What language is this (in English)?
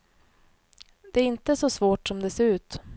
Swedish